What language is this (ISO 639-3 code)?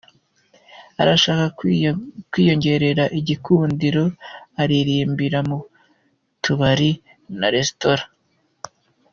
kin